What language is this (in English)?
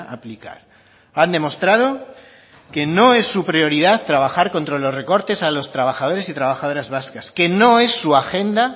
Spanish